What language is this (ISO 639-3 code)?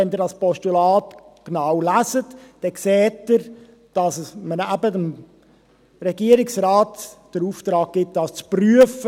gsw